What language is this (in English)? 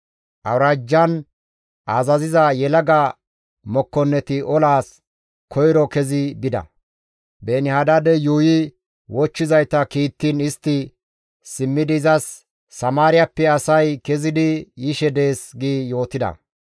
Gamo